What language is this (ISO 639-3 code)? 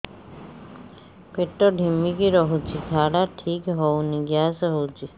ori